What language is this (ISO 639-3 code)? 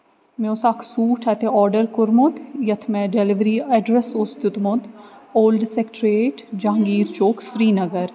kas